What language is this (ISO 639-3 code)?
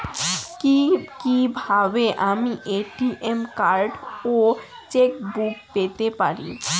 ben